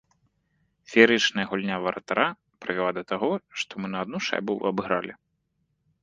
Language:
Belarusian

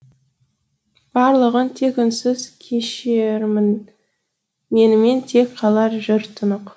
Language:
Kazakh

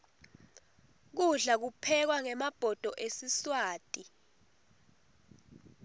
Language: Swati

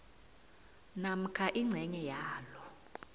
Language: South Ndebele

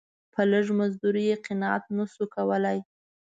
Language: Pashto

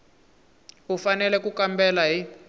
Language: Tsonga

